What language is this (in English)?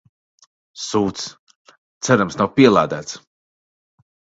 Latvian